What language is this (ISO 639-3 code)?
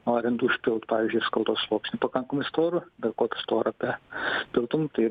lit